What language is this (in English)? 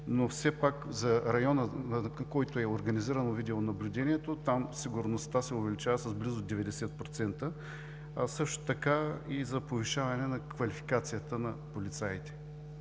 Bulgarian